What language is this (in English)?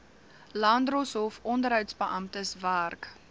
Afrikaans